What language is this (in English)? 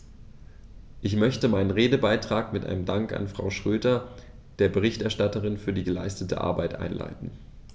German